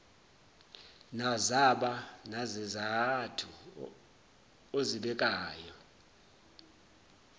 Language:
Zulu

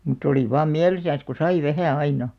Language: Finnish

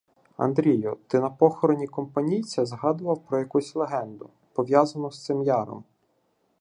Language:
Ukrainian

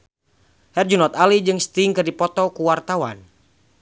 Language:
Sundanese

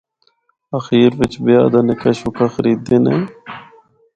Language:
Northern Hindko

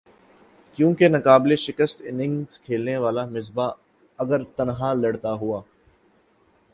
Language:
Urdu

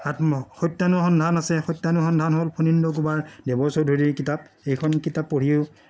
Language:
Assamese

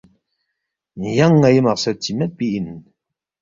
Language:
Balti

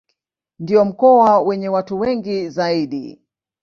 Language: Swahili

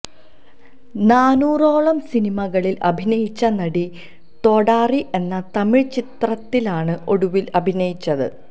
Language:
Malayalam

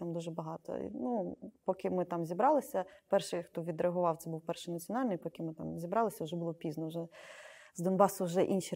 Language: Ukrainian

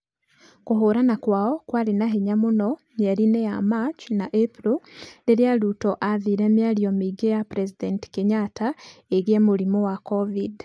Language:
Kikuyu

